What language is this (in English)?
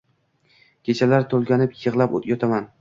Uzbek